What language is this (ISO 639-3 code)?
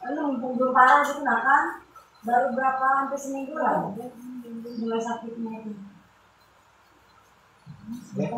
ind